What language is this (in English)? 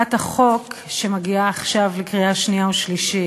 Hebrew